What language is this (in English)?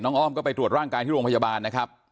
Thai